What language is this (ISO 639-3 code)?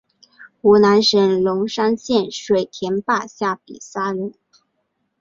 zho